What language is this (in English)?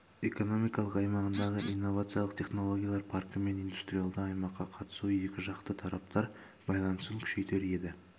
Kazakh